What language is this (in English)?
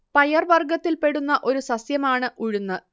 Malayalam